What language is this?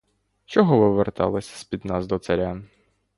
Ukrainian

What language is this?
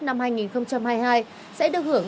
Vietnamese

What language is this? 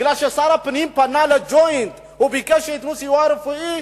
Hebrew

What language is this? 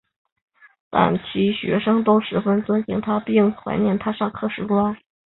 Chinese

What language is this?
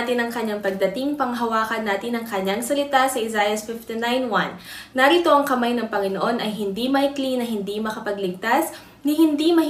Filipino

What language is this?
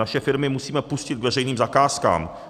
Czech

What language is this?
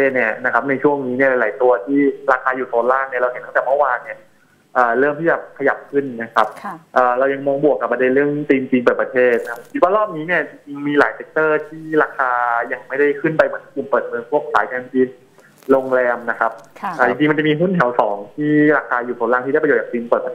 Thai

